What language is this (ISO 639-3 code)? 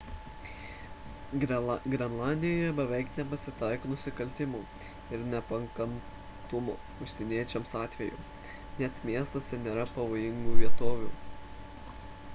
lit